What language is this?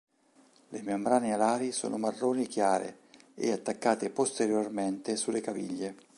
Italian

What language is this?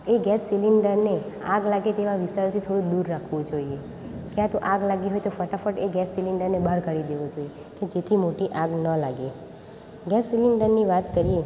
Gujarati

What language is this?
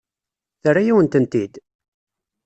Kabyle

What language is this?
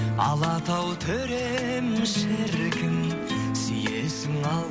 Kazakh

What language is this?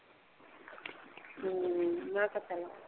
Punjabi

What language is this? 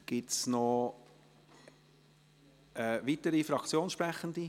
Swiss German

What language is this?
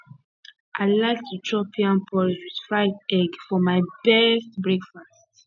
Nigerian Pidgin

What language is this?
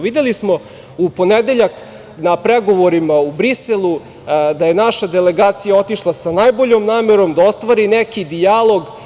Serbian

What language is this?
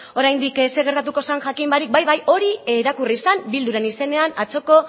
Basque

